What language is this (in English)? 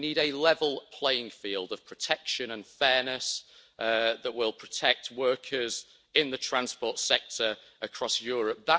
English